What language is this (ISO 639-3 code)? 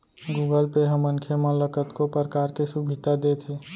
hne